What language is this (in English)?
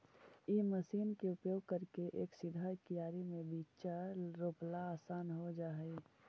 Magahi